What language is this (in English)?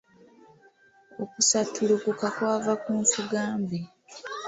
Ganda